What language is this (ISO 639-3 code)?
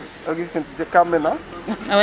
srr